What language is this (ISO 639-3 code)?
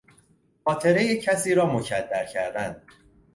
fas